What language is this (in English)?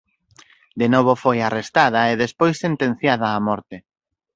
Galician